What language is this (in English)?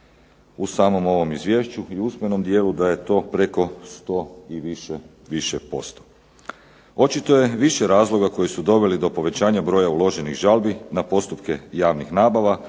Croatian